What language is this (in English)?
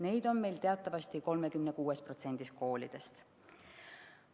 Estonian